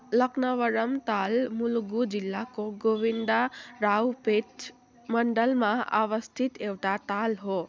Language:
Nepali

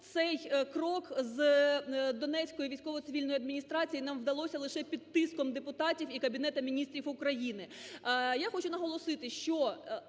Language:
Ukrainian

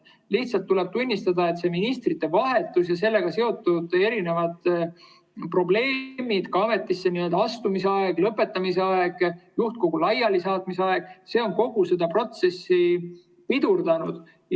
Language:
Estonian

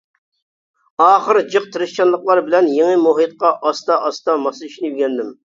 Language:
Uyghur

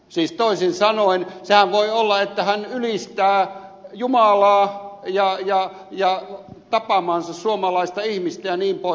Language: Finnish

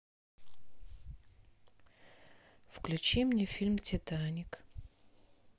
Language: Russian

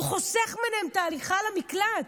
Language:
Hebrew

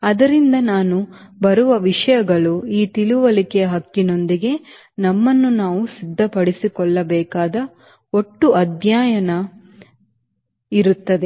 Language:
Kannada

